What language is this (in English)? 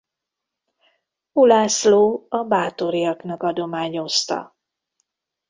Hungarian